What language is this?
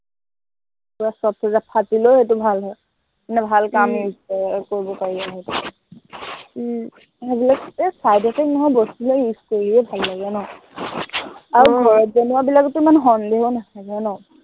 Assamese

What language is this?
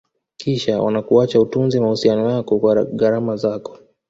Swahili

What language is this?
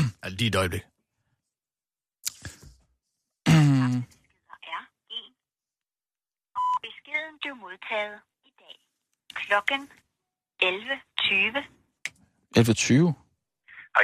Danish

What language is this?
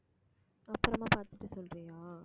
Tamil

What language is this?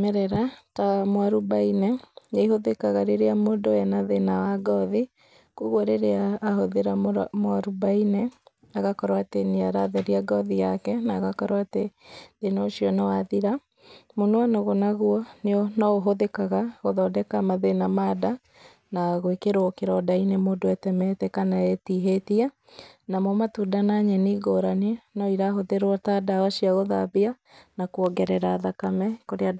Kikuyu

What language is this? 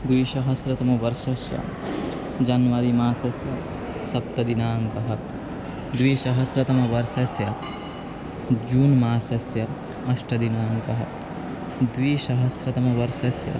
Sanskrit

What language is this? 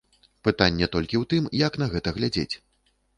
Belarusian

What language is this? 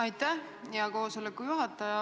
Estonian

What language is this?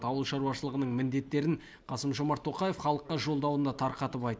Kazakh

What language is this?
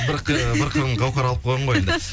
Kazakh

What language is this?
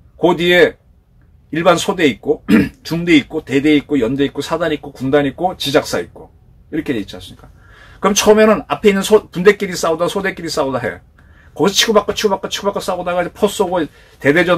Korean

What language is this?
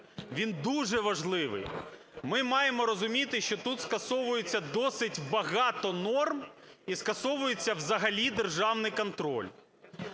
Ukrainian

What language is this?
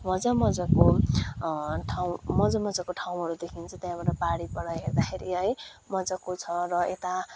Nepali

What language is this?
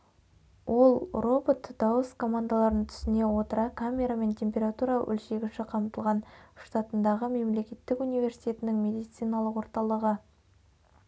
Kazakh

